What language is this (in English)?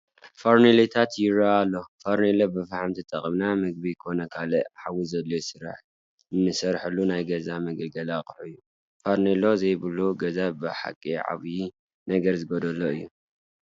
Tigrinya